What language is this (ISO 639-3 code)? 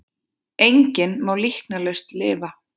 isl